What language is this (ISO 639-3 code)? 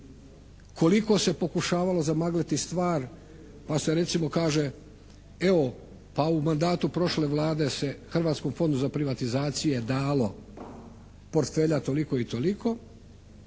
hrv